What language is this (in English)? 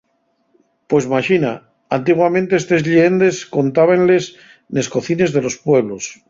Asturian